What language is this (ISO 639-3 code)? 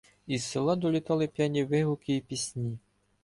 ukr